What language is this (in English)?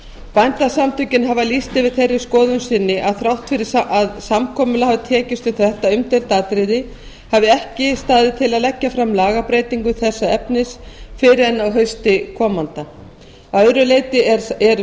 Icelandic